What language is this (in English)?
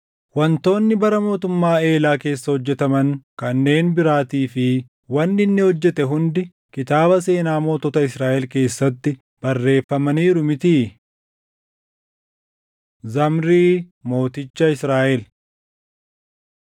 Oromo